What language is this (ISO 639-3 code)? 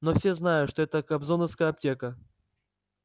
rus